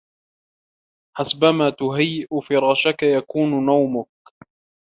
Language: Arabic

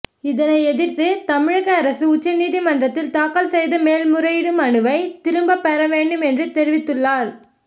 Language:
Tamil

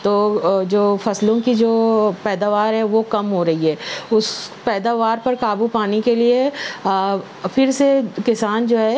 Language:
Urdu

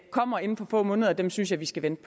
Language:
Danish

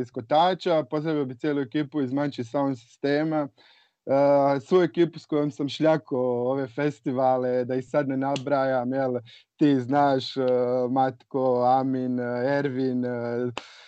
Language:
Croatian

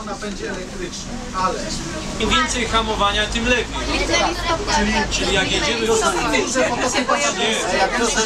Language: Polish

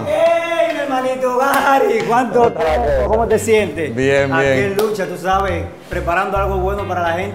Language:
Spanish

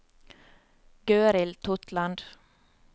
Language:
Norwegian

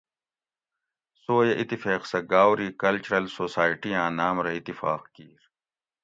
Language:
Gawri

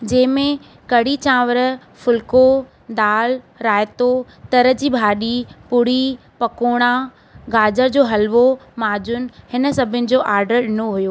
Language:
Sindhi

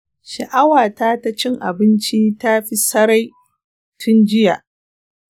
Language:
Hausa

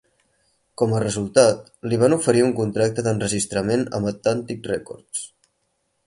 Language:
Catalan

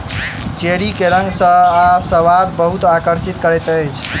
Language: Maithili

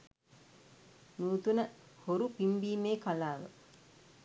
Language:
Sinhala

